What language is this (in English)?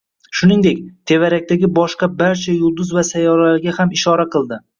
Uzbek